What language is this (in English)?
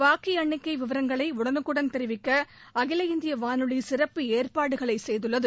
Tamil